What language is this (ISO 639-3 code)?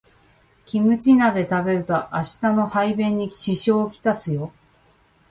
jpn